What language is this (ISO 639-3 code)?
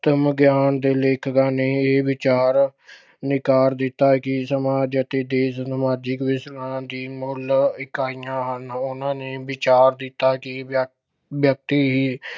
pan